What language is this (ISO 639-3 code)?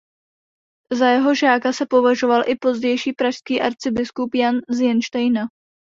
ces